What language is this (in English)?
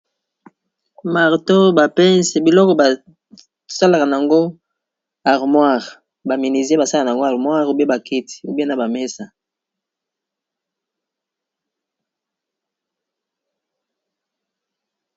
Lingala